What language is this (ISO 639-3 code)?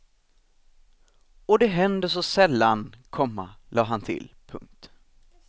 swe